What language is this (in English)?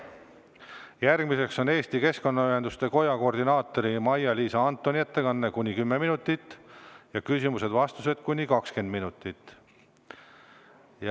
Estonian